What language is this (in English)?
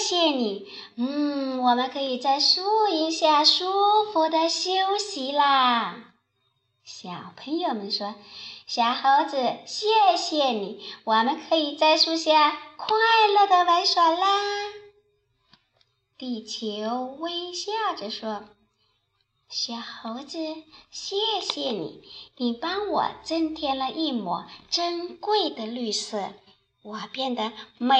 Chinese